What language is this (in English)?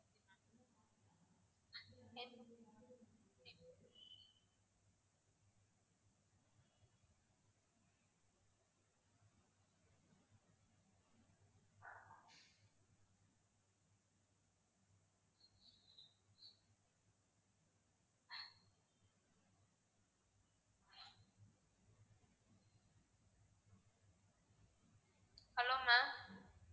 Tamil